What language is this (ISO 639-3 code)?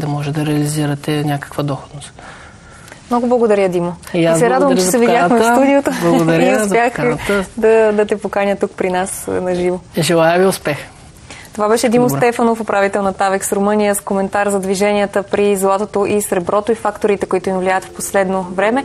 bul